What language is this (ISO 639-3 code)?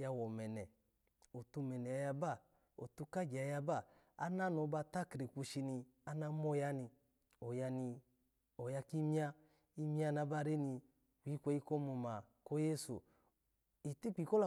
ala